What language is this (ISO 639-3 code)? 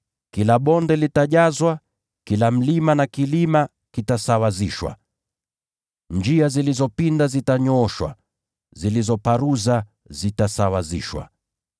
swa